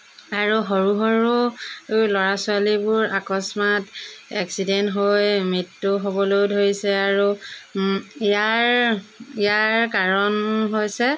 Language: Assamese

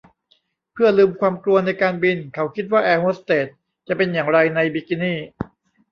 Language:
Thai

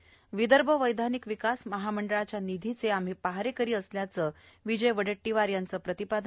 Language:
Marathi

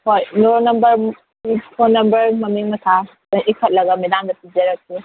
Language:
Manipuri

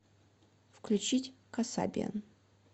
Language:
Russian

